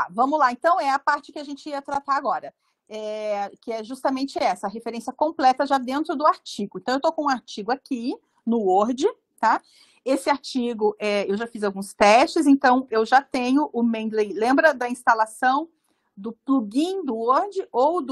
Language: Portuguese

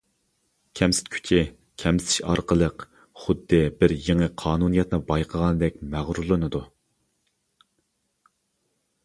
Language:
Uyghur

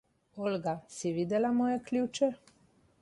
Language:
Slovenian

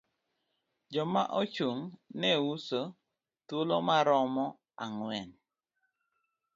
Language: Luo (Kenya and Tanzania)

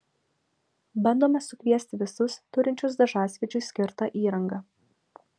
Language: Lithuanian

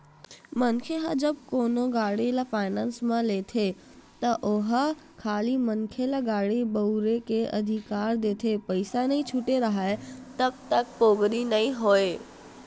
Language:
Chhattisgarhi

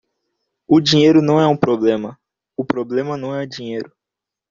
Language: Portuguese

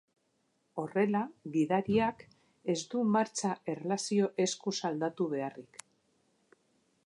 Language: Basque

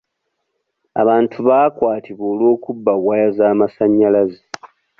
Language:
Ganda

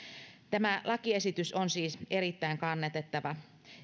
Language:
Finnish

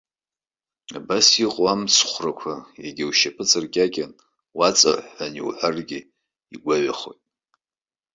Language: Abkhazian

